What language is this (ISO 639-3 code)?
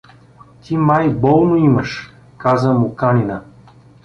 bul